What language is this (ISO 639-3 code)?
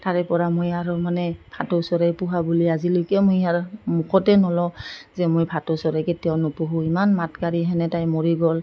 asm